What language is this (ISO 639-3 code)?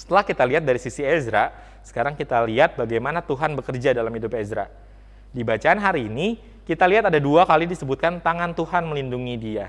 ind